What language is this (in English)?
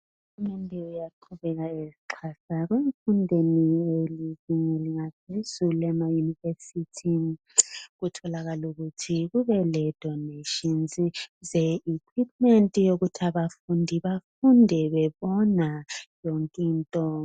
North Ndebele